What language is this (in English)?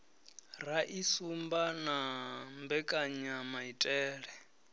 Venda